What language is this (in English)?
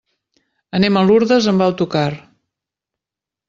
Catalan